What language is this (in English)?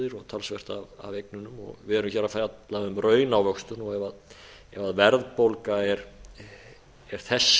Icelandic